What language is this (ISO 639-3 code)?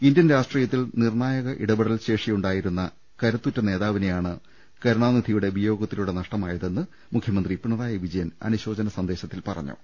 mal